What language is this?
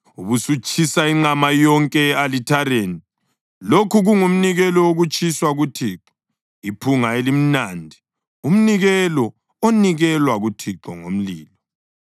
North Ndebele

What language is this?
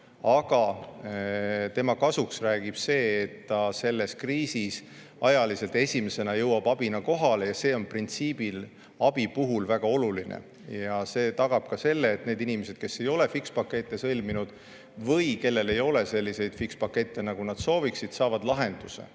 Estonian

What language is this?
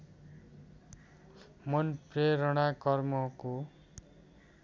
Nepali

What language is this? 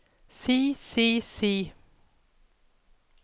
Norwegian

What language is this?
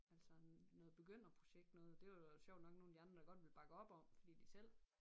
Danish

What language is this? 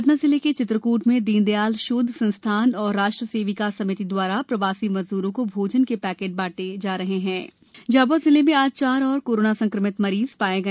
Hindi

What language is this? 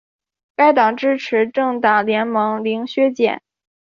Chinese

